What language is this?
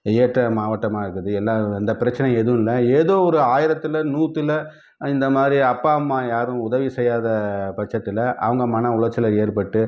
Tamil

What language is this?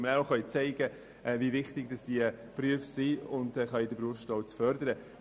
Swiss German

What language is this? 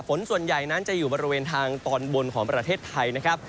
Thai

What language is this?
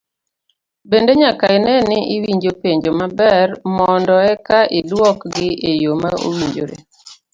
Luo (Kenya and Tanzania)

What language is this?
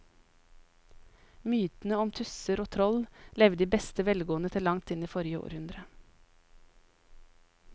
Norwegian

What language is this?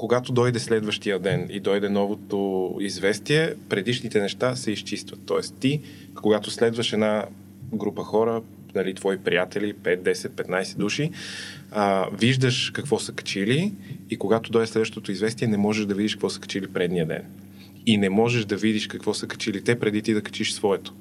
Bulgarian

